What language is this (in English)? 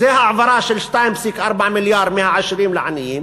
Hebrew